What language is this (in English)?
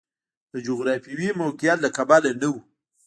Pashto